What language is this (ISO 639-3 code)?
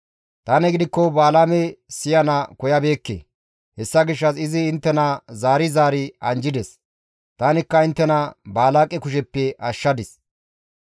gmv